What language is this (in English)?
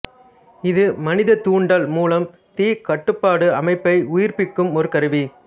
Tamil